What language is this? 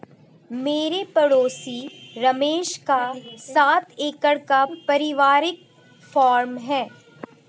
Hindi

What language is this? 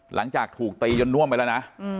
Thai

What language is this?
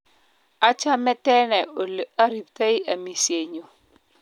Kalenjin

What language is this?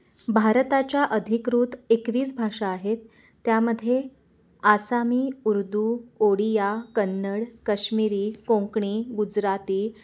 Marathi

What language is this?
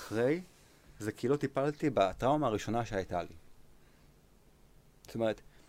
Hebrew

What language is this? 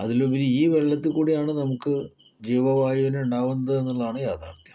Malayalam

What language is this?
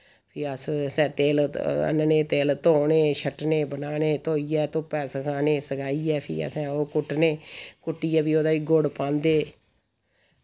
Dogri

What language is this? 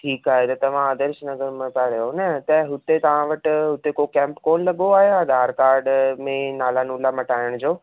Sindhi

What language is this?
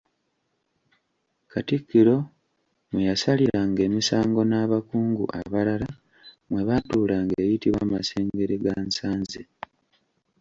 Ganda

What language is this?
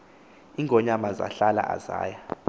Xhosa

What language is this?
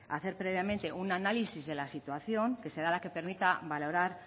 Spanish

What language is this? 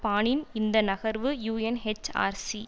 Tamil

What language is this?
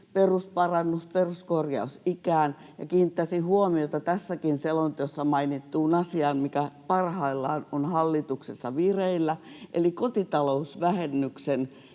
Finnish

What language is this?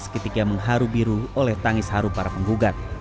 Indonesian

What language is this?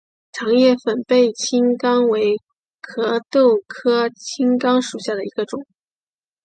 Chinese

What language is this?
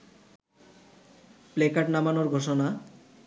Bangla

